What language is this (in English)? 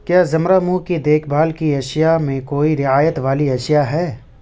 Urdu